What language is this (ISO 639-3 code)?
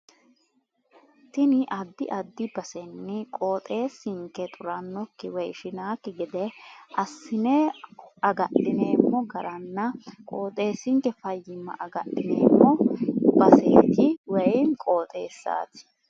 sid